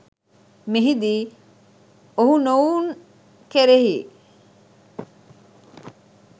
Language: Sinhala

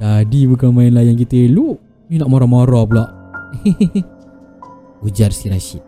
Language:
Malay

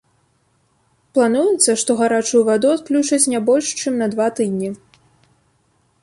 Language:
Belarusian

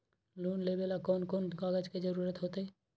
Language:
Magahi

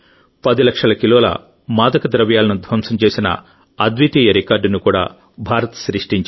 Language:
Telugu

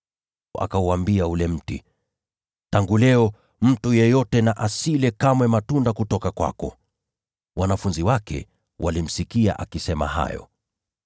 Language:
Swahili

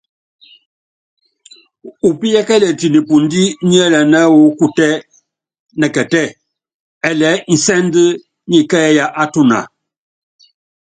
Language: Yangben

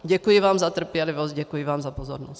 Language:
Czech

